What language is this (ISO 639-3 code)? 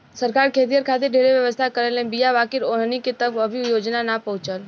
bho